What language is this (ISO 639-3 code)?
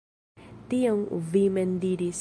epo